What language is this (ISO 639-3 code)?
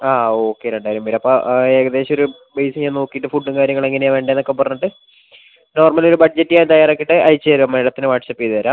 mal